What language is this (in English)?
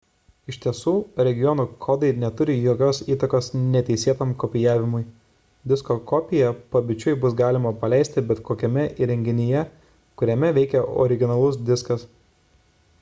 Lithuanian